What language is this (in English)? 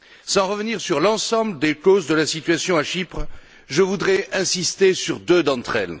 French